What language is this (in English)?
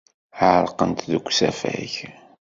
Kabyle